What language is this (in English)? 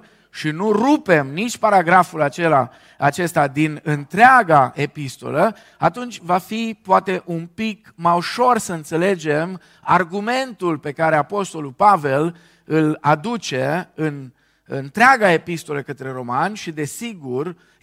Romanian